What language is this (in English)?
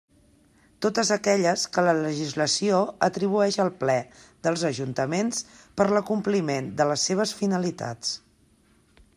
Catalan